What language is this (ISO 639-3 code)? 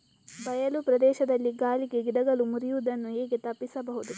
kan